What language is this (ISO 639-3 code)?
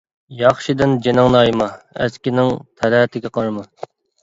uig